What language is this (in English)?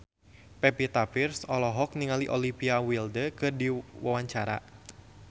Sundanese